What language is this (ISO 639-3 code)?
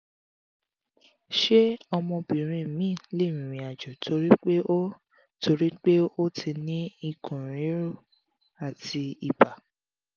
yor